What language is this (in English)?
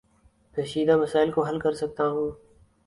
Urdu